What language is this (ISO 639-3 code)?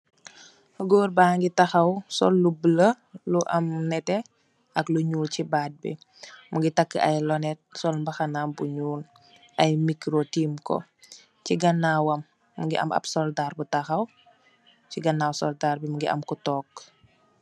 wol